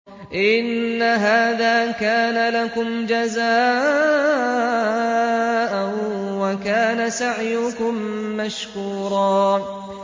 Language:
Arabic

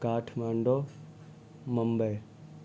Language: Urdu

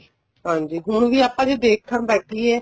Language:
Punjabi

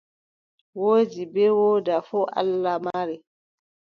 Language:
Adamawa Fulfulde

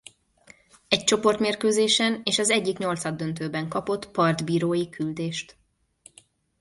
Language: Hungarian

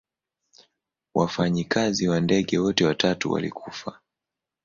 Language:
Swahili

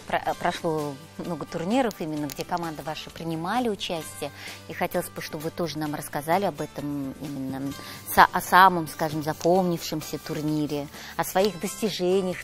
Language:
Russian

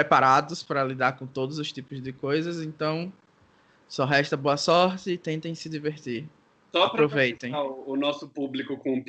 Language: Portuguese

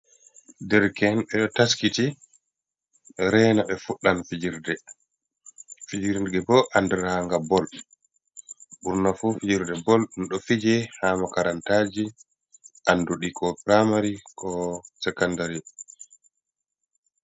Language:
Fula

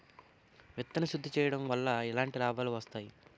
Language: Telugu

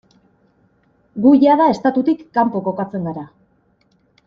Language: Basque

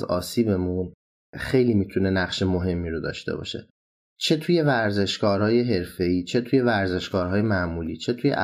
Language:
Persian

